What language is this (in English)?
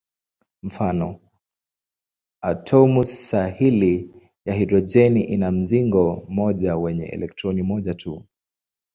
Swahili